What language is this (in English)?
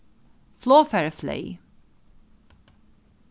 Faroese